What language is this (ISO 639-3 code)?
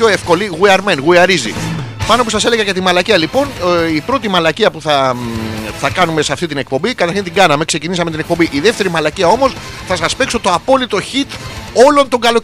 ell